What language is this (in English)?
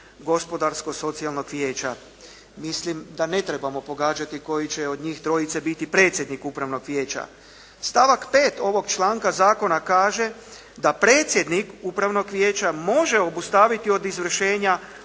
Croatian